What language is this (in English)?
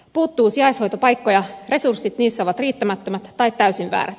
Finnish